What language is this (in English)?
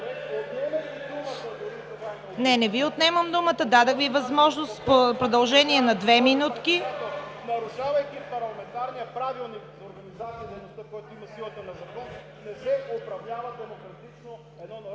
Bulgarian